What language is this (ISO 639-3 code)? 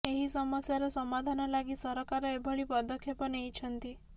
ori